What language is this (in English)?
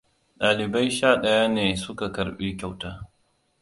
Hausa